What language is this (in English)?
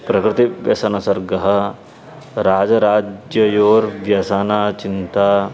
Sanskrit